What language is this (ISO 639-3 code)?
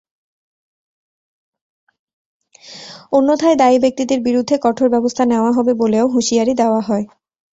ben